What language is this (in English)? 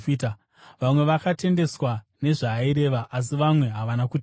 Shona